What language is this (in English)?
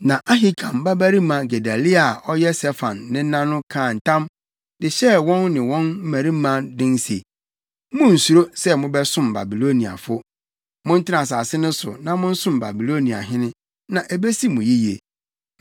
Akan